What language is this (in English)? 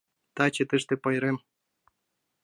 Mari